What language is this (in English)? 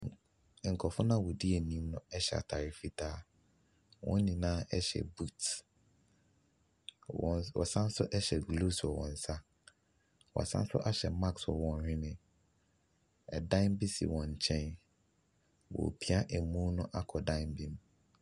Akan